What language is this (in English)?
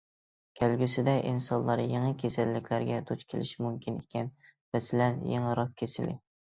Uyghur